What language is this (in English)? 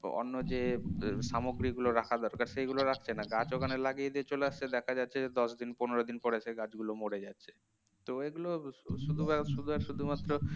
Bangla